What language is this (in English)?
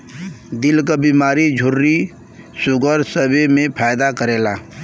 Bhojpuri